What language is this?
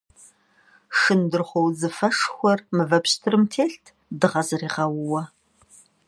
Kabardian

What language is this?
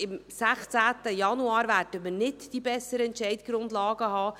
Swiss German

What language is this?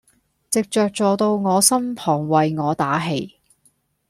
Cantonese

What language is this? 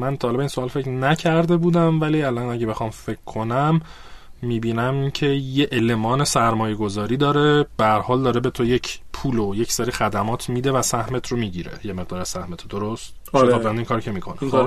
Persian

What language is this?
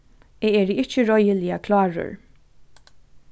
Faroese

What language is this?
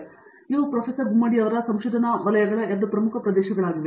Kannada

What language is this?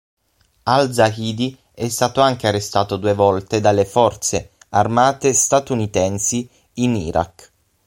Italian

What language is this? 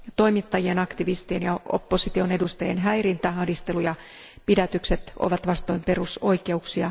Finnish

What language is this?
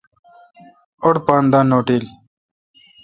Kalkoti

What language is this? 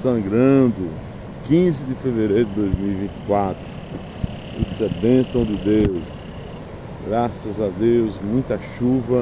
Portuguese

